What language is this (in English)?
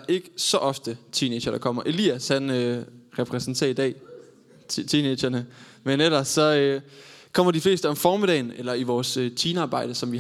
Danish